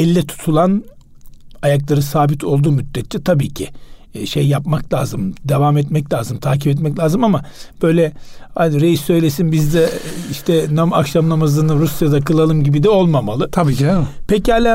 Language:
Turkish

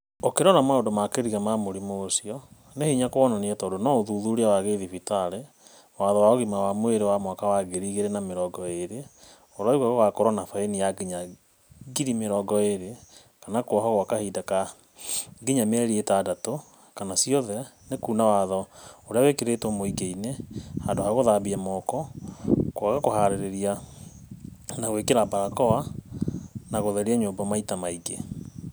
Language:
Kikuyu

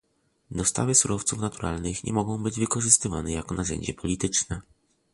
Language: Polish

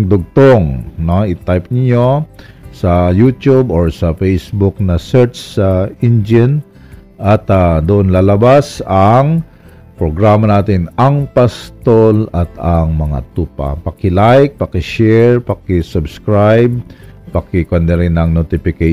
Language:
Filipino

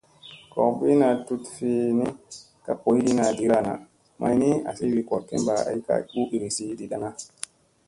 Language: Musey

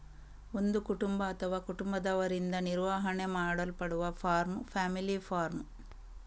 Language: Kannada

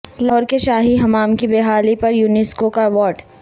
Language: Urdu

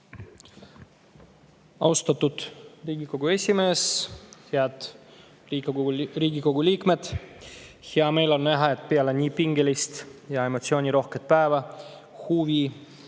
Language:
Estonian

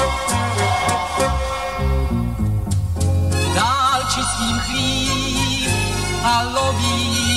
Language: Czech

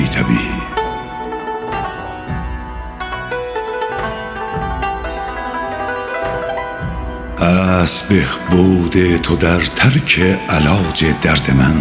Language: Persian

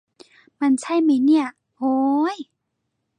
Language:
Thai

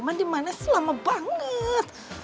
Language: Indonesian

